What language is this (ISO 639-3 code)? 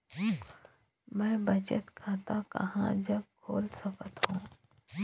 hne